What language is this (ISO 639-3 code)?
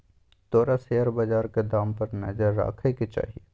mai